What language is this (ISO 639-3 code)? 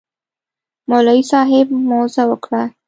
pus